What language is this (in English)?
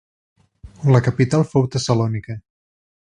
Catalan